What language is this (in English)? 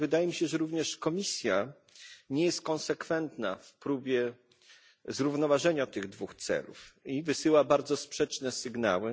Polish